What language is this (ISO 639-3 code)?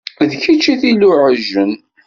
kab